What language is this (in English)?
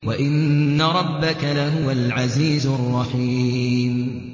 Arabic